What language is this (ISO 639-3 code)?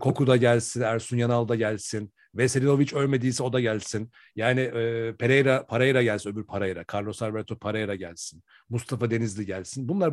tur